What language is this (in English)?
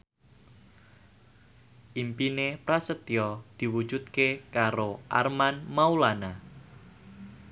Javanese